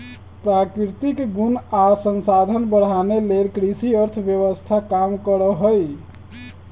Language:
Magahi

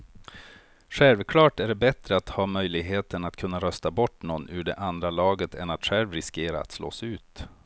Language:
Swedish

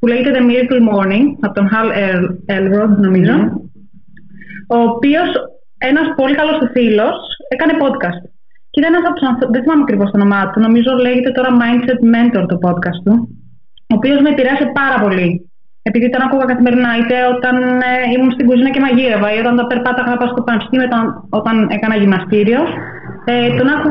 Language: Greek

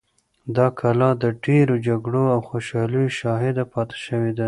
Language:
Pashto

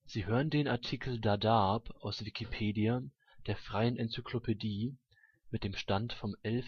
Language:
German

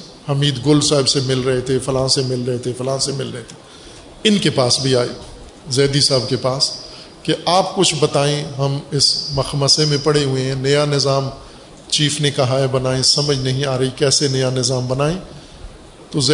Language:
Urdu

